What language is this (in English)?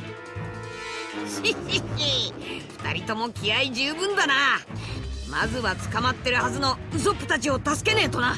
Japanese